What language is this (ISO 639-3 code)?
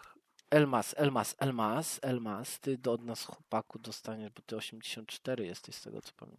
pol